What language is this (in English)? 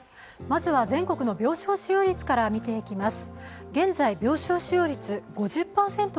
Japanese